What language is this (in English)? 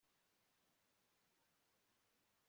Kinyarwanda